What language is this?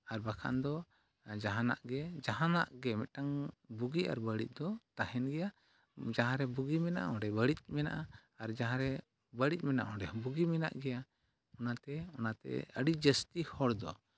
Santali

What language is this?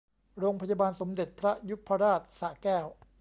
Thai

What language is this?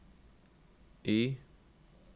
Norwegian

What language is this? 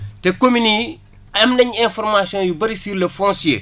Wolof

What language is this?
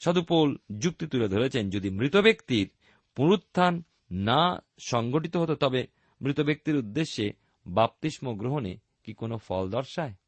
Bangla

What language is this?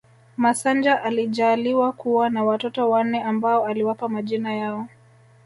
Swahili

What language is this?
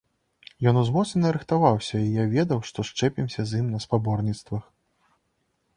Belarusian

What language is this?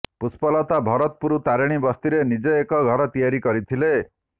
Odia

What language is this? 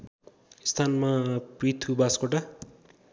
Nepali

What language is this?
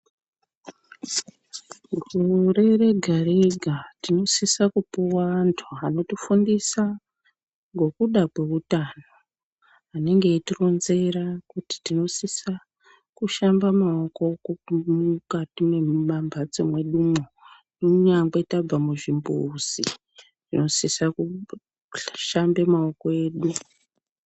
Ndau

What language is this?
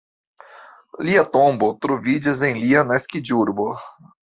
Esperanto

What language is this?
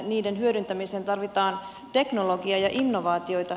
Finnish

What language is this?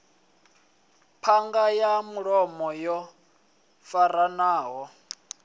Venda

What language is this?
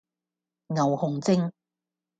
Cantonese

